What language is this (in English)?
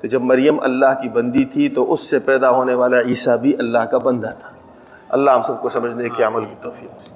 Urdu